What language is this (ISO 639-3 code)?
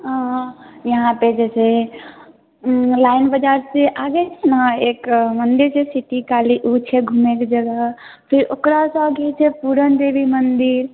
mai